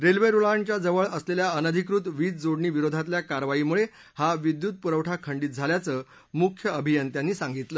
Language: Marathi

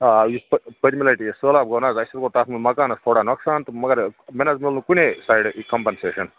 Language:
Kashmiri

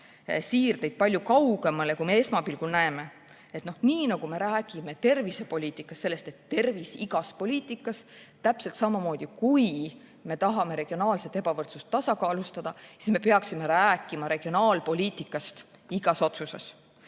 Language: Estonian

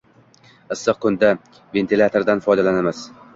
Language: Uzbek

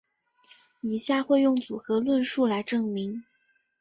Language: Chinese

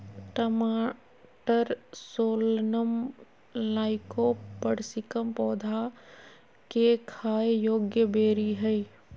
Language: Magahi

